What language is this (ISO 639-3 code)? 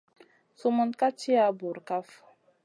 mcn